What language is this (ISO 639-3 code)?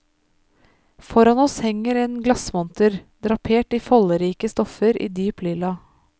nor